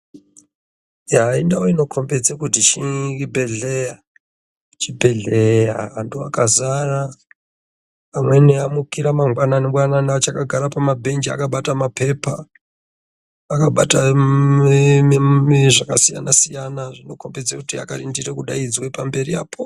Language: Ndau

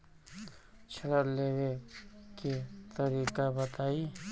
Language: Bhojpuri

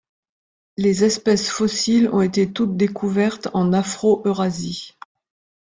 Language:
French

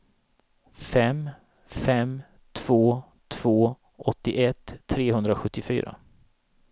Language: Swedish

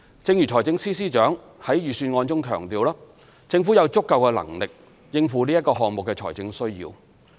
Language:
Cantonese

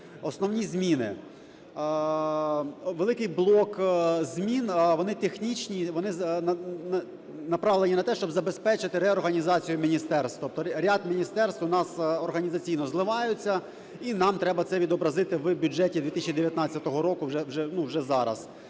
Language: Ukrainian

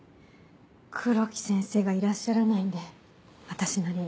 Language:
Japanese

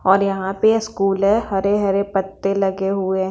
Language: Hindi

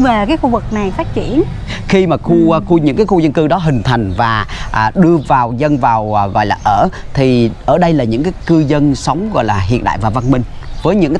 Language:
Vietnamese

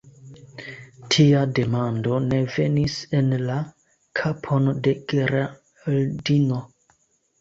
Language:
Esperanto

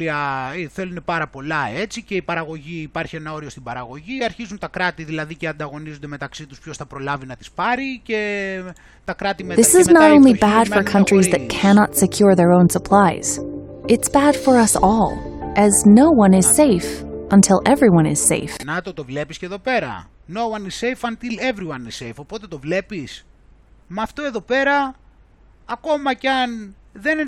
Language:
Greek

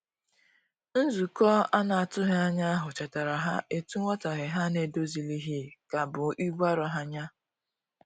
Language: Igbo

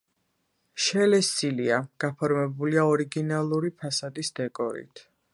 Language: Georgian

